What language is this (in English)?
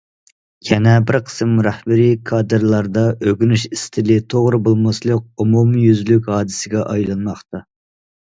Uyghur